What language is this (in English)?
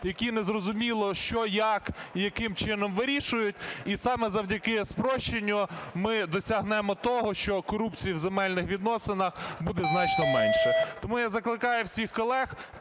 Ukrainian